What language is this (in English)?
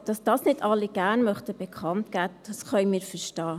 Swiss German